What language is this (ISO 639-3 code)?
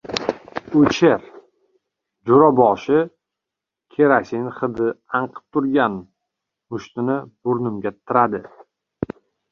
uzb